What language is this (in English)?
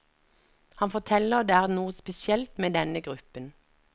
Norwegian